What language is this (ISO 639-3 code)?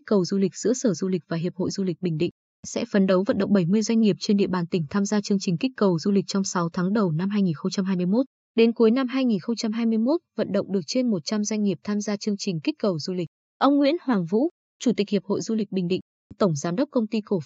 vie